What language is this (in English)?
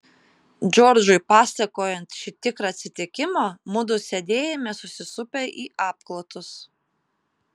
Lithuanian